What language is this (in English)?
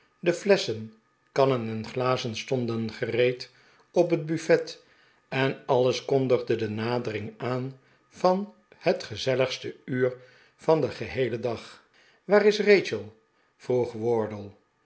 Dutch